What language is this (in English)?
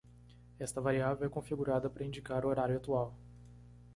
Portuguese